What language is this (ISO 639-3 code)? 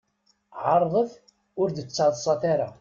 kab